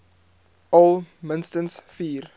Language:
Afrikaans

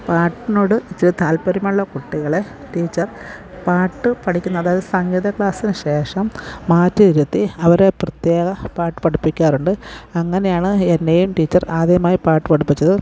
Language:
Malayalam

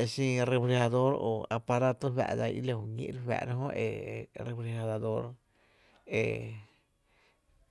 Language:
Tepinapa Chinantec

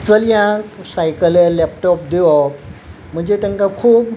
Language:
Konkani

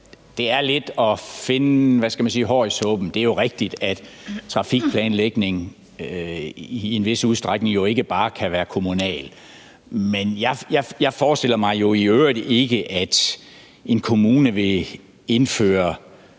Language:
Danish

